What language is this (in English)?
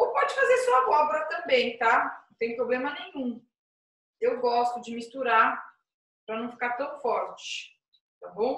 Portuguese